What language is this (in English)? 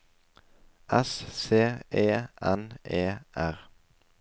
Norwegian